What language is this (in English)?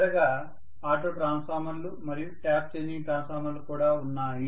Telugu